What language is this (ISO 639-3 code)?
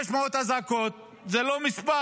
heb